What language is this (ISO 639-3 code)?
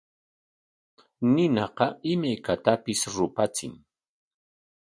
qwa